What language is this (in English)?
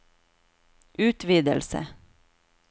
Norwegian